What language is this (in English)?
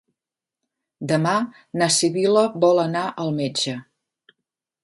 Catalan